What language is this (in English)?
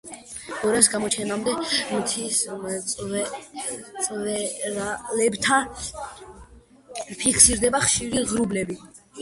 Georgian